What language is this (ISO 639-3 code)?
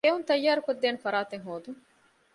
div